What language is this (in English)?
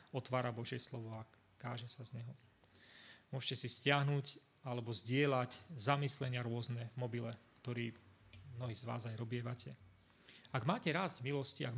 Slovak